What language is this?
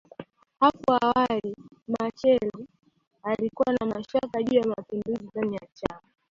Swahili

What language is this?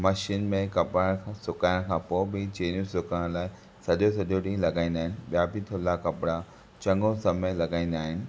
Sindhi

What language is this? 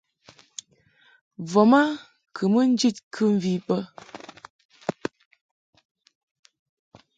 Mungaka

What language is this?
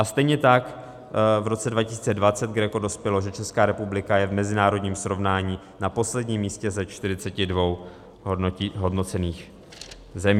Czech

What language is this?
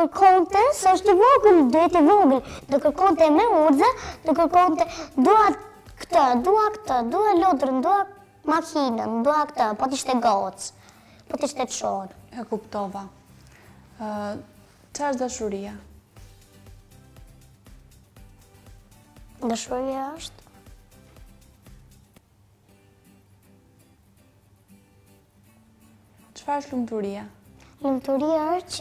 Romanian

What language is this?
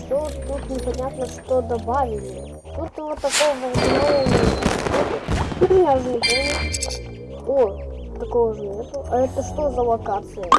Russian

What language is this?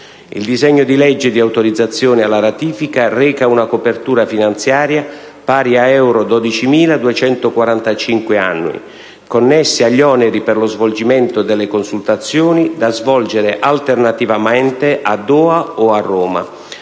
Italian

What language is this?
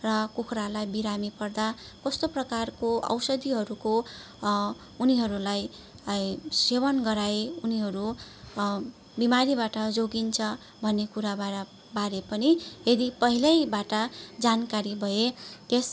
Nepali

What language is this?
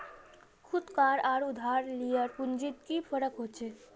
Magahi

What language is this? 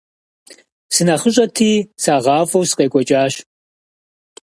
Kabardian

